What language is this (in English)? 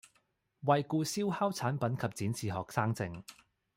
Cantonese